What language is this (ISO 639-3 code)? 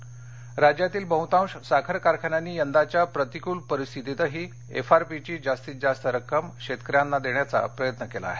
mar